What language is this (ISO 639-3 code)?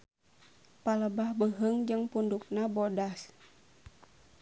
sun